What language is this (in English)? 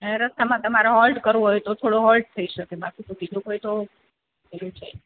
Gujarati